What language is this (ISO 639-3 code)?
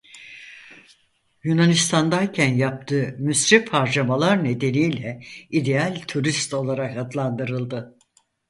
tur